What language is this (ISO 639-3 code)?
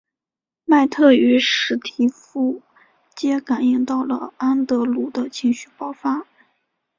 zho